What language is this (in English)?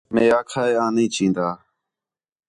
Khetrani